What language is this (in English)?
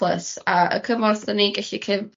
Welsh